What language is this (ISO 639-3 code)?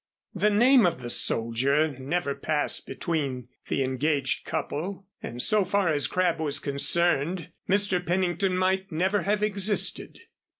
eng